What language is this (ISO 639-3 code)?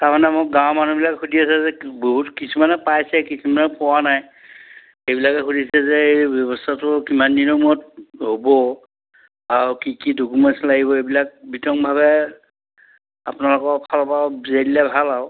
asm